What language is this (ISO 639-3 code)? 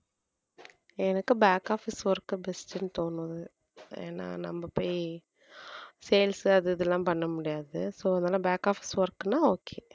tam